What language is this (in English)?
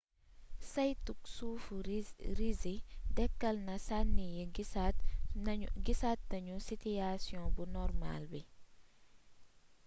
Wolof